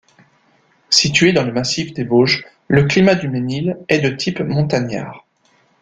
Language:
French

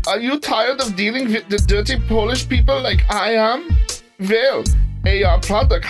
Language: English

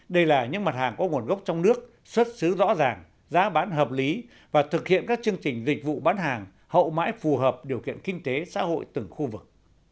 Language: Vietnamese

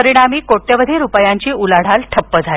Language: Marathi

